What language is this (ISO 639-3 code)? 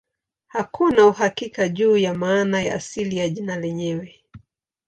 swa